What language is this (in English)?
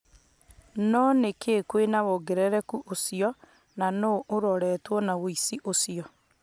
Kikuyu